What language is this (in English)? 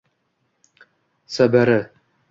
Uzbek